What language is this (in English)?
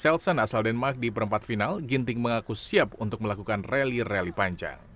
Indonesian